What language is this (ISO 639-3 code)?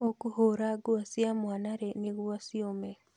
kik